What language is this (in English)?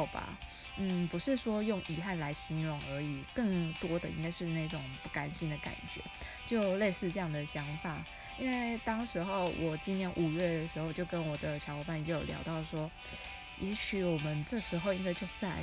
Chinese